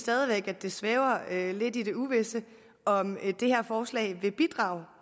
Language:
Danish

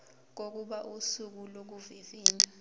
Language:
Zulu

